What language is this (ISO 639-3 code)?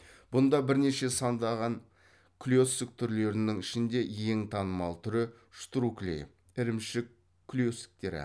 kaz